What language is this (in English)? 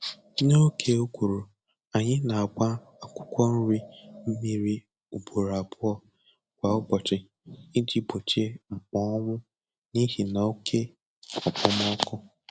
Igbo